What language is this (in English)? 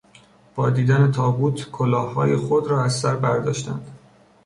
Persian